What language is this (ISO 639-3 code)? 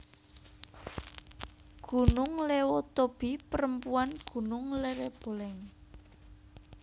jav